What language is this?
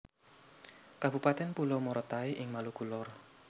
Javanese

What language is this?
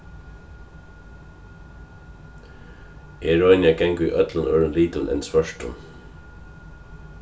Faroese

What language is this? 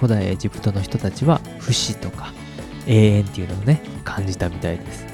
Japanese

